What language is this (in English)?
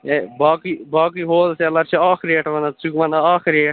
Kashmiri